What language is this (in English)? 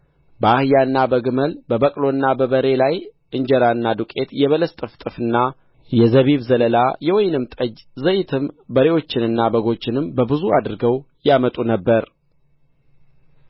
Amharic